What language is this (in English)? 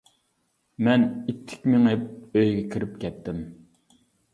Uyghur